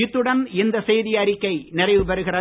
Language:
Tamil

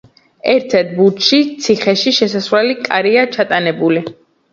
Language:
Georgian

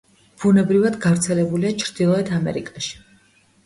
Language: Georgian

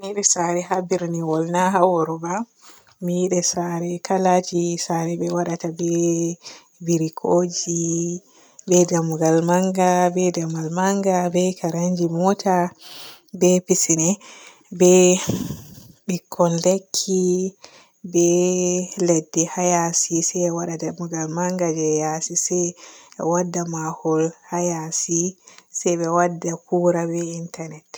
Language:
Borgu Fulfulde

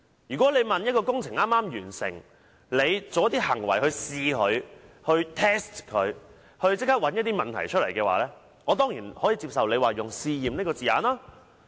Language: Cantonese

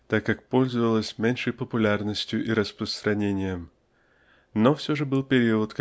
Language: Russian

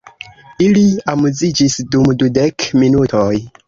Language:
Esperanto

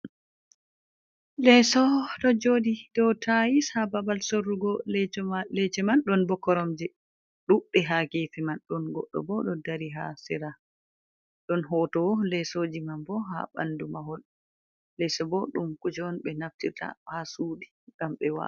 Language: Fula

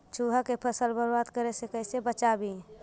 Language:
Magahi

